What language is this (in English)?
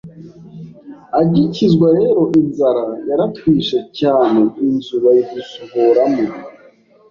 Kinyarwanda